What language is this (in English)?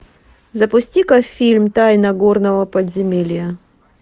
Russian